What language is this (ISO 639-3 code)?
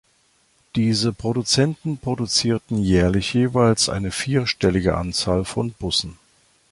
deu